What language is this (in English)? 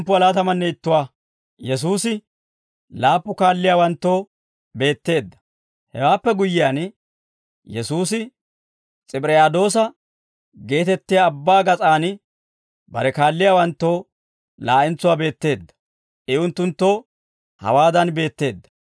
Dawro